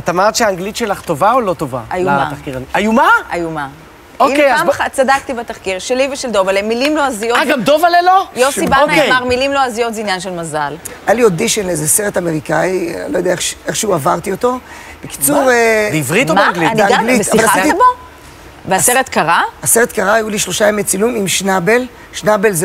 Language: Hebrew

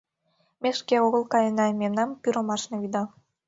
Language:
Mari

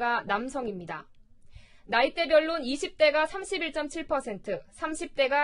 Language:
Korean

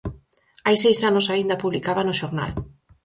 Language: Galician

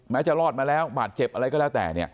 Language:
Thai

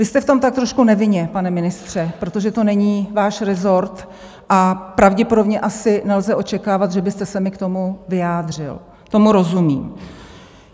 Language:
Czech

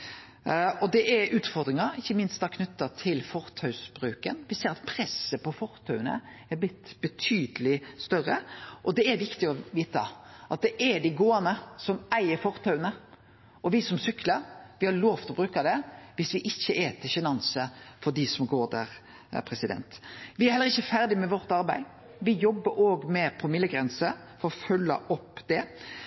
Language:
Norwegian Nynorsk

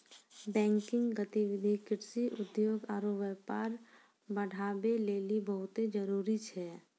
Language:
Maithili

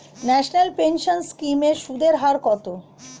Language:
Bangla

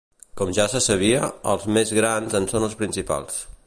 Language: Catalan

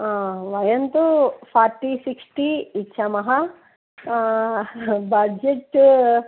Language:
Sanskrit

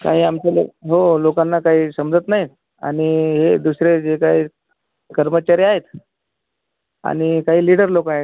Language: Marathi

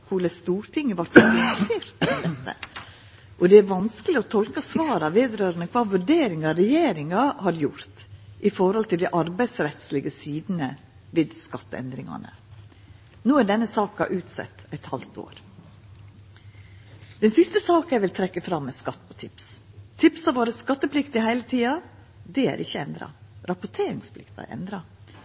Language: Norwegian Nynorsk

